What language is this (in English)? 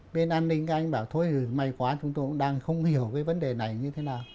Vietnamese